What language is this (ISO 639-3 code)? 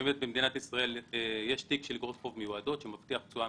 heb